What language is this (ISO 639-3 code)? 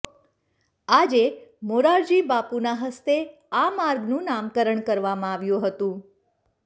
guj